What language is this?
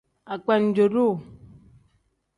Tem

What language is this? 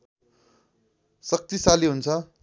Nepali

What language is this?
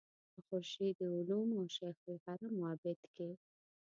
Pashto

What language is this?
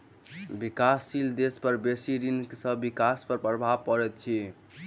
Maithili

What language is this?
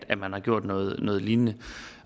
Danish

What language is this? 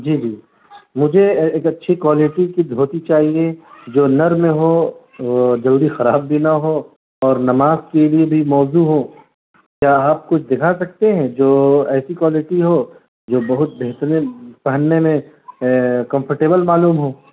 Urdu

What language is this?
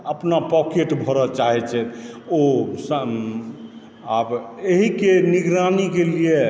Maithili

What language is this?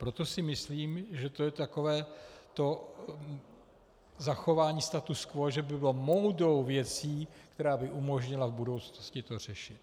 Czech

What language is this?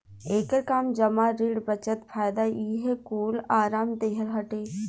Bhojpuri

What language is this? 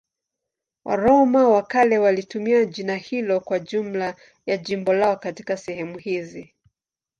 Swahili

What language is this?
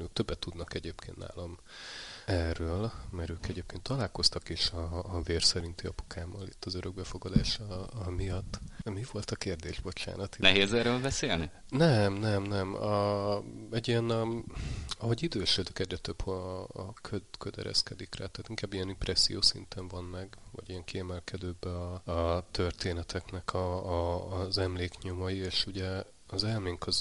Hungarian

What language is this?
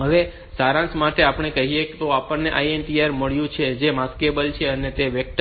Gujarati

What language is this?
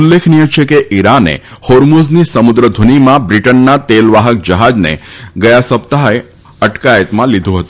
Gujarati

